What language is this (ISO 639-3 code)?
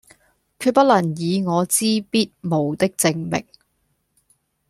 yue